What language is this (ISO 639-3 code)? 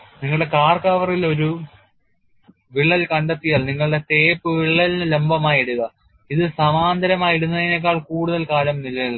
mal